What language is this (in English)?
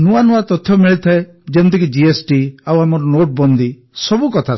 Odia